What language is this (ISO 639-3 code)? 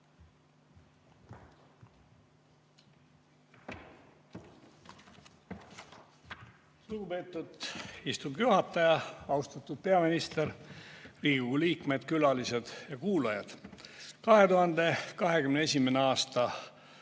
est